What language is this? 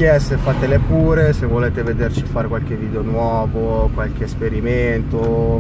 Italian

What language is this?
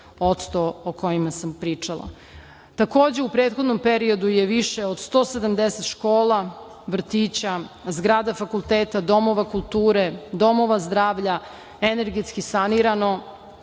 Serbian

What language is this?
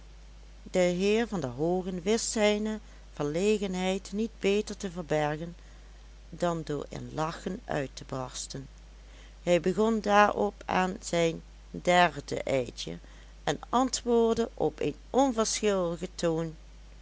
Dutch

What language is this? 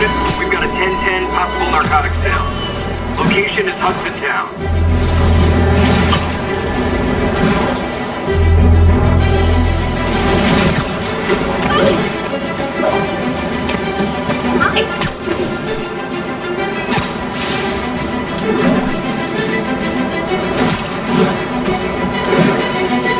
English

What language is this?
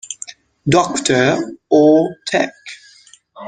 English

